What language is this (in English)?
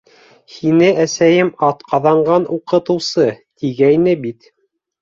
Bashkir